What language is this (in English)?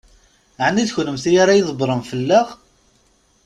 Kabyle